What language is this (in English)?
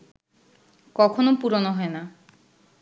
Bangla